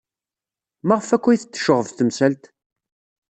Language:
Kabyle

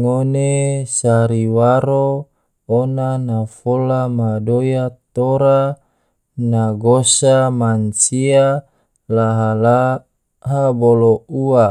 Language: Tidore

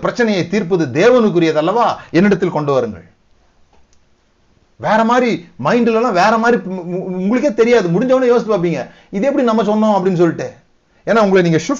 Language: Tamil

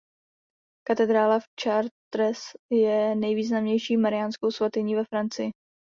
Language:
Czech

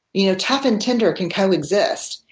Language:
English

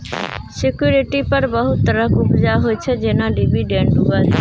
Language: Maithili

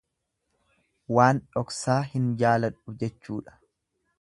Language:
Oromo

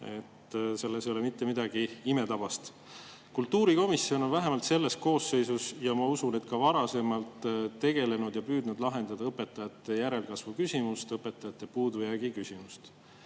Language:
Estonian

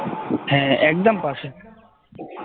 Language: Bangla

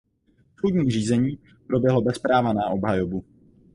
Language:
Czech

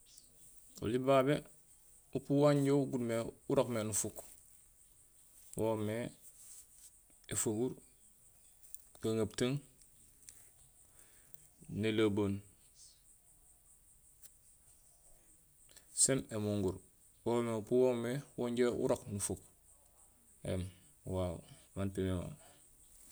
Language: Gusilay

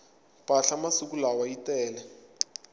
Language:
Tsonga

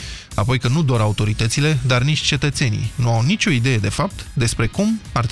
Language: Romanian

